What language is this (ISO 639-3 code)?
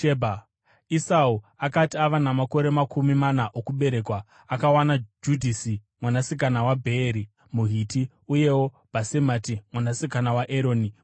sna